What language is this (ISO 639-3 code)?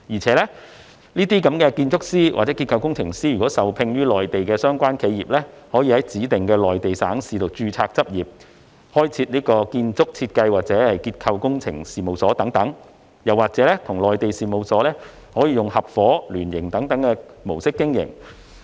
yue